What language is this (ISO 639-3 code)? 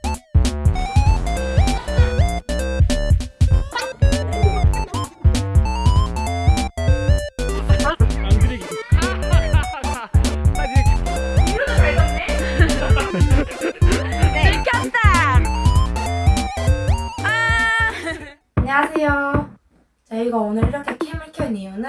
kor